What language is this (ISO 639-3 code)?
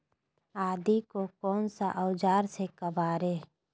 mag